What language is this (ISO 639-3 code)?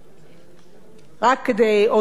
heb